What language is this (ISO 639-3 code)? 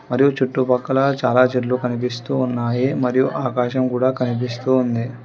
tel